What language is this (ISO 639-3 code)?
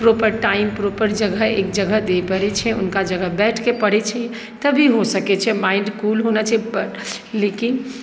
mai